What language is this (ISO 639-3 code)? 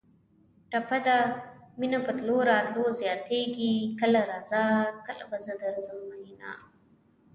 pus